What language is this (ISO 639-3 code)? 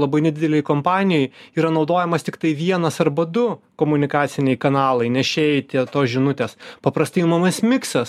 lit